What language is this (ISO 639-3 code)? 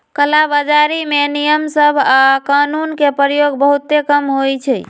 mag